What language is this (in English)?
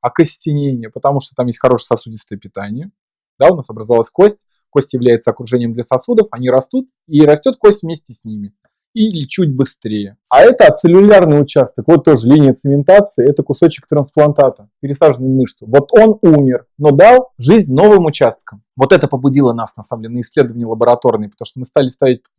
Russian